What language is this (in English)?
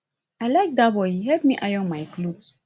Nigerian Pidgin